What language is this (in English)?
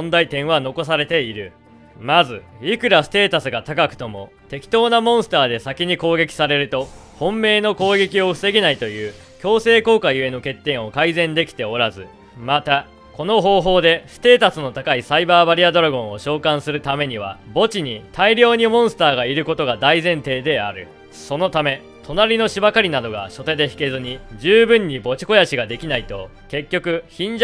Japanese